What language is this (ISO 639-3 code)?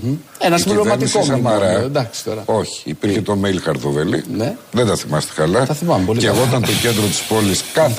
ell